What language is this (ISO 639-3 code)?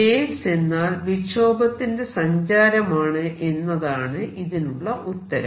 mal